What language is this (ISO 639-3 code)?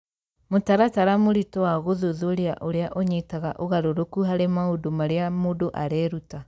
kik